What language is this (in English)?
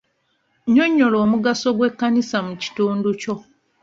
Ganda